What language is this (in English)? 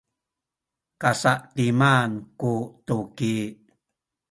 Sakizaya